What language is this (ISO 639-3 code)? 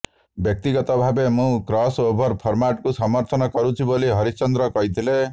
ori